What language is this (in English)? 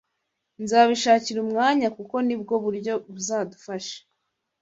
Kinyarwanda